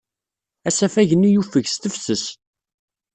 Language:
Kabyle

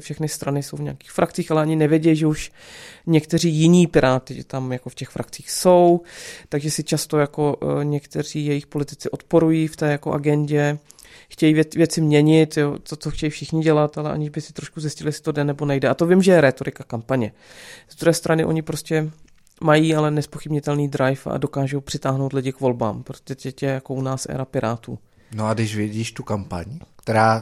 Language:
Czech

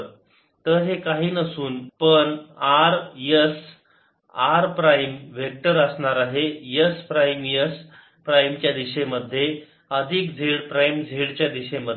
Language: Marathi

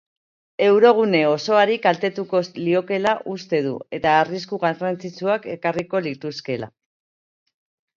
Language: Basque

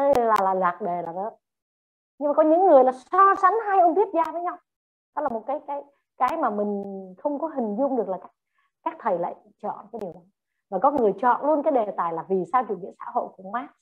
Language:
Vietnamese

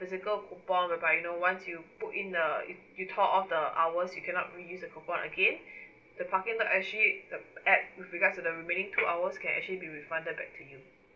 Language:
English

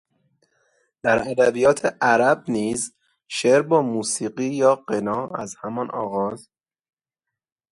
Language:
Persian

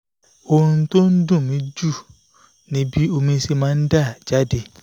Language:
Yoruba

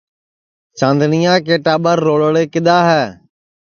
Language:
Sansi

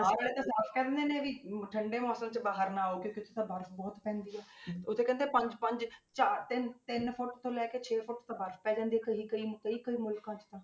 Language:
Punjabi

